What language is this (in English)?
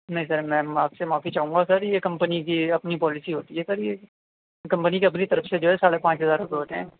Urdu